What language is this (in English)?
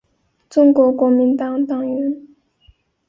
Chinese